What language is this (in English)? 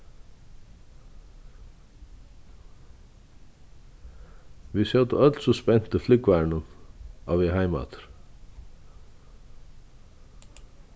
Faroese